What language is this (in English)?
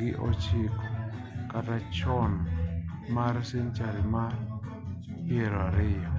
Luo (Kenya and Tanzania)